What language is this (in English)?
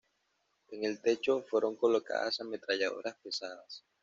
Spanish